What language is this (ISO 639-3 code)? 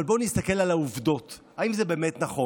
heb